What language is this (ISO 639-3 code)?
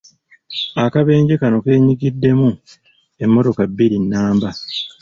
lug